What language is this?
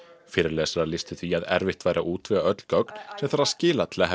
Icelandic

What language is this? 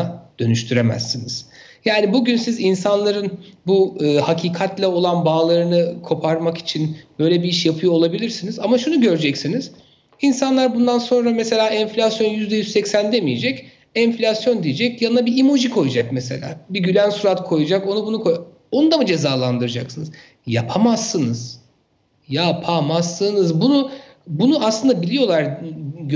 Turkish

